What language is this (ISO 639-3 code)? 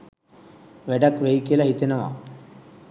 sin